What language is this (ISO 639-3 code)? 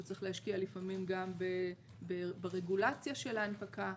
heb